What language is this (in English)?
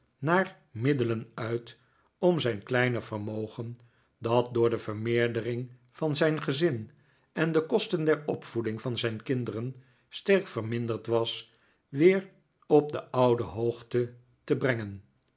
Dutch